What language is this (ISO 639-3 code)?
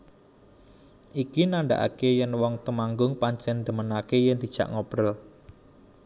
jav